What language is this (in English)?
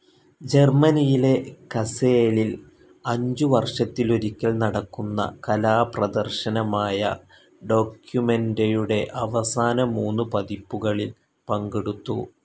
Malayalam